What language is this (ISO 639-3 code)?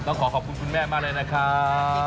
tha